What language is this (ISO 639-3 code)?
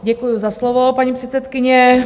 ces